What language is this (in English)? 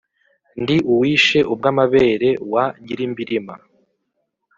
Kinyarwanda